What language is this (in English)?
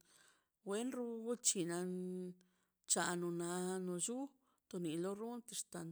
Mazaltepec Zapotec